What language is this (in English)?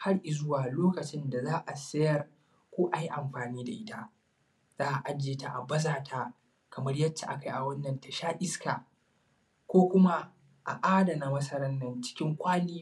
Hausa